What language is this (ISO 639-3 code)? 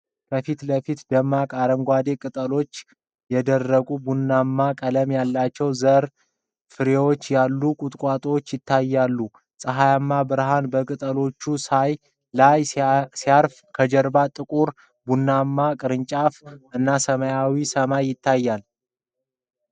amh